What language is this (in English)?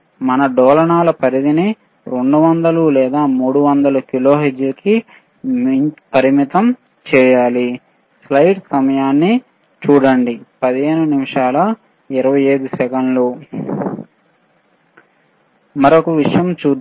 Telugu